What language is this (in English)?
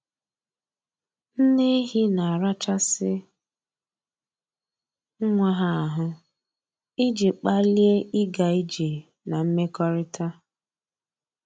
Igbo